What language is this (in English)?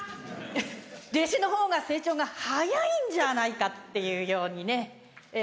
Japanese